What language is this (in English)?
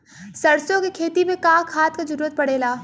Bhojpuri